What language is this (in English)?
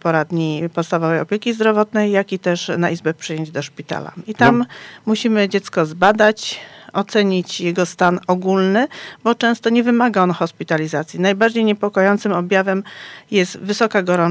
Polish